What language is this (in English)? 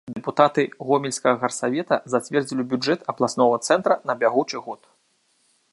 Belarusian